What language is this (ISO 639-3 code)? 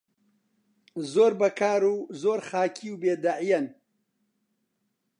ckb